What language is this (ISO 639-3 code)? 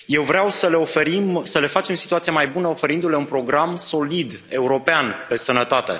ron